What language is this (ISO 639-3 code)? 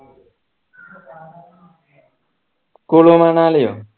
mal